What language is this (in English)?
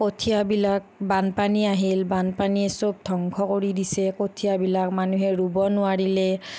Assamese